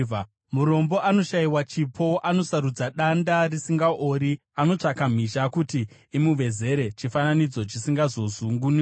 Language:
Shona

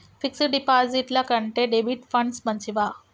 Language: Telugu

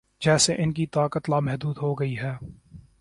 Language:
Urdu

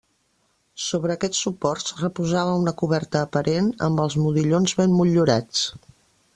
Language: Catalan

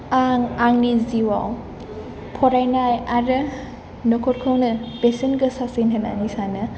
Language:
Bodo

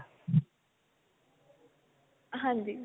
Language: Punjabi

